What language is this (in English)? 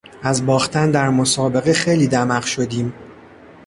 Persian